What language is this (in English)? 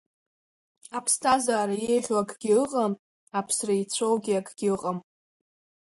Abkhazian